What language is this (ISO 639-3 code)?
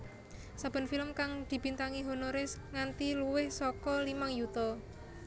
jav